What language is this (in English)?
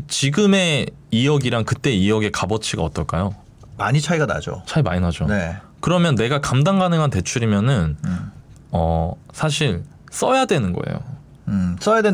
Korean